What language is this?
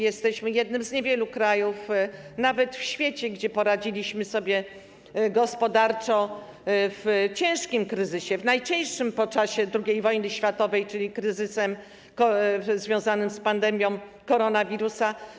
Polish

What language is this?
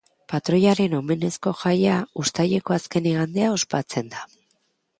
Basque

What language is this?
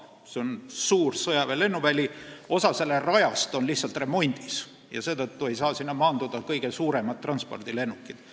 Estonian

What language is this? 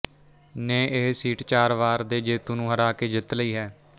Punjabi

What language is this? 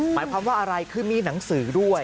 Thai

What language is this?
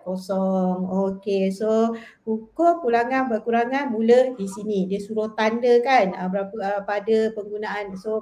Malay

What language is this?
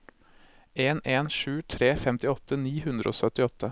Norwegian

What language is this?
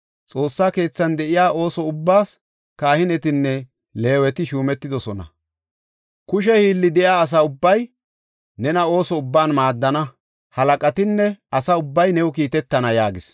Gofa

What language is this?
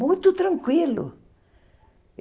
Portuguese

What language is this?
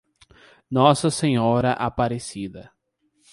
Portuguese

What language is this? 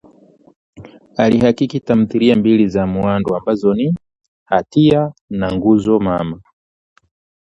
Swahili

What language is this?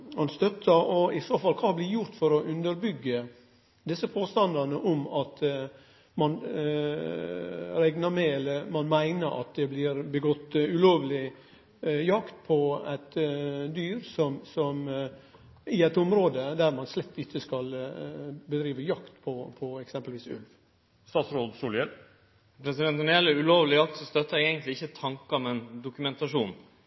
Norwegian Nynorsk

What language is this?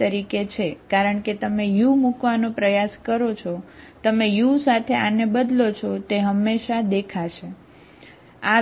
Gujarati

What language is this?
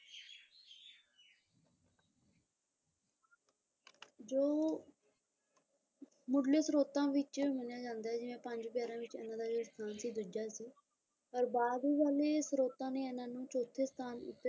Punjabi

